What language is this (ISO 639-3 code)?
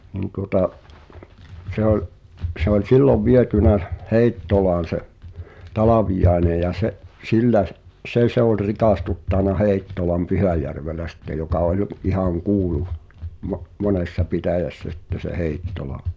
fin